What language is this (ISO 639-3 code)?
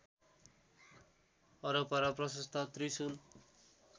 nep